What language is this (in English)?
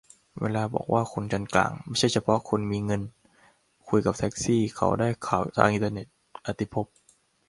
Thai